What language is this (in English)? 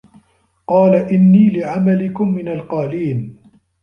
Arabic